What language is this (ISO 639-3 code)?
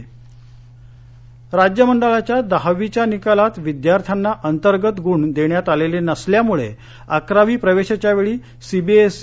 mar